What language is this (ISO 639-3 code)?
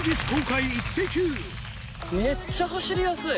jpn